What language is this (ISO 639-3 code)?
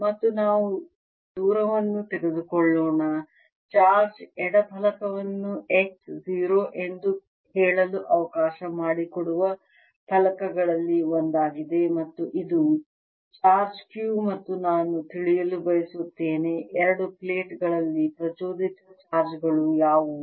kan